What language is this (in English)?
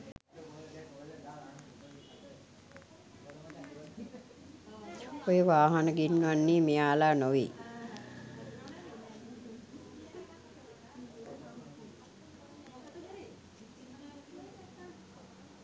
Sinhala